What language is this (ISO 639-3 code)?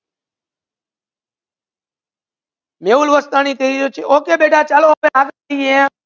guj